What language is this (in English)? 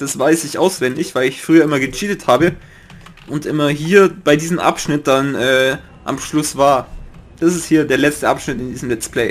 German